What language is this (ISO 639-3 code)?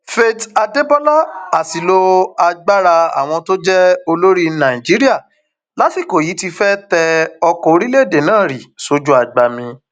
yor